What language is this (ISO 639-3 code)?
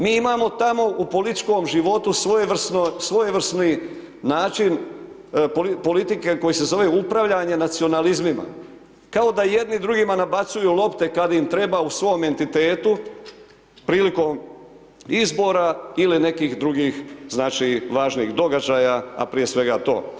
hrv